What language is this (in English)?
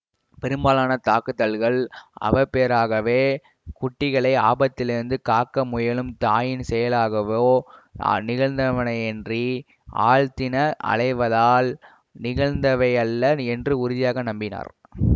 Tamil